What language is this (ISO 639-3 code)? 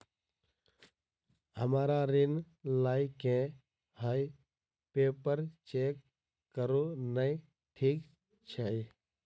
mai